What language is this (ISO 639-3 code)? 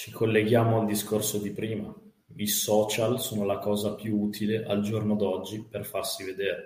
ita